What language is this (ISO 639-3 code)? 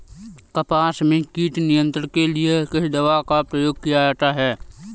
hin